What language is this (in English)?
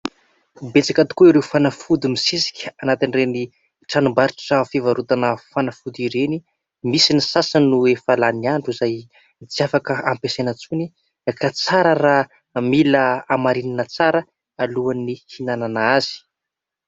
Malagasy